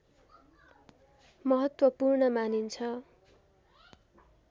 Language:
Nepali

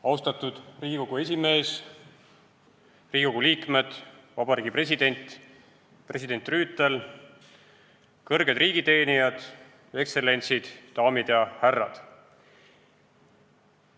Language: Estonian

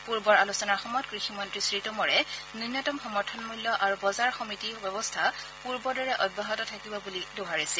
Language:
Assamese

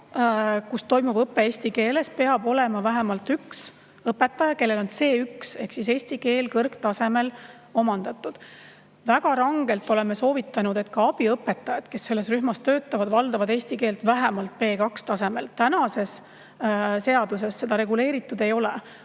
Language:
Estonian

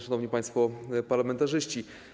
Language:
Polish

